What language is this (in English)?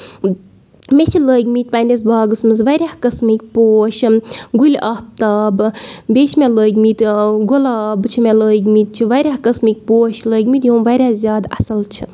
Kashmiri